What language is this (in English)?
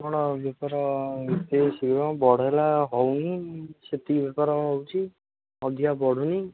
Odia